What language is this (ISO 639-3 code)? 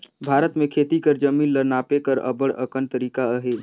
hne